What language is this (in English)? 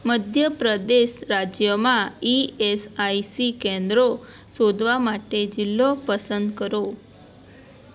Gujarati